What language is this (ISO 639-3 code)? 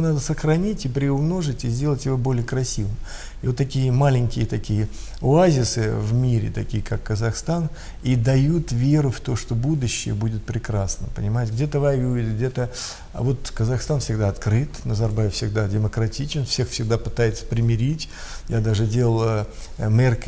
rus